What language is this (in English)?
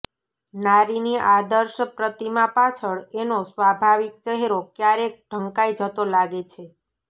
Gujarati